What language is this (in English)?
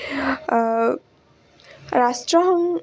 Assamese